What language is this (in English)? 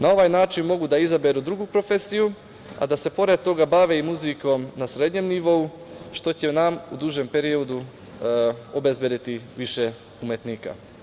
Serbian